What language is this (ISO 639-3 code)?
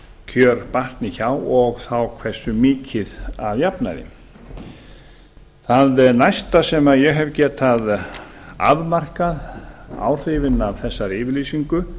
isl